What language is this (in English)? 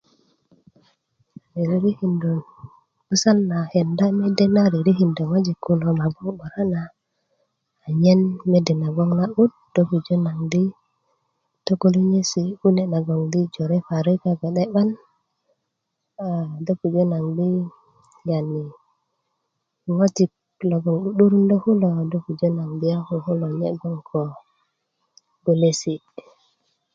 Kuku